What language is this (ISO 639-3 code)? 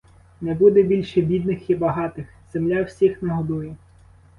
ukr